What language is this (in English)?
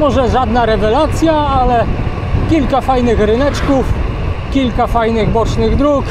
Polish